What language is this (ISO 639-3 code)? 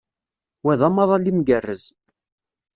kab